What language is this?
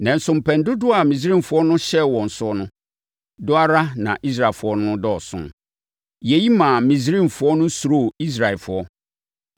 Akan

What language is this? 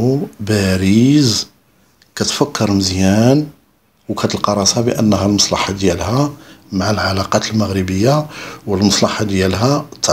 Arabic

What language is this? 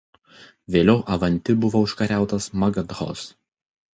Lithuanian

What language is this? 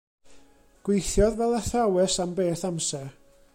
Welsh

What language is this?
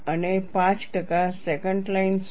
Gujarati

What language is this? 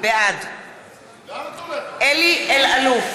Hebrew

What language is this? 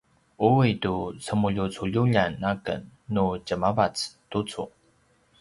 Paiwan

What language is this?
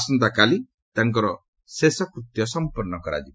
Odia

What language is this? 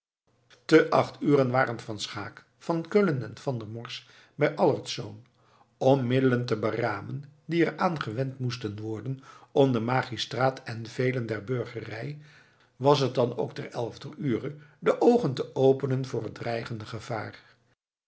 Dutch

